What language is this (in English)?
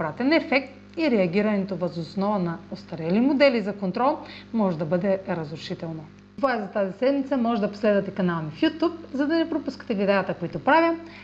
Bulgarian